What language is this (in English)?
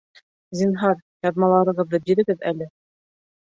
Bashkir